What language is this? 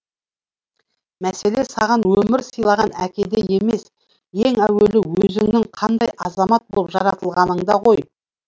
Kazakh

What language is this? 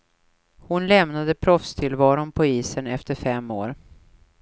Swedish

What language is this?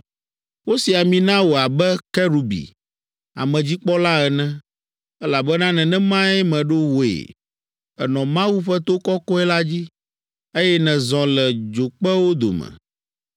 Ewe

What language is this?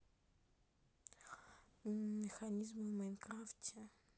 Russian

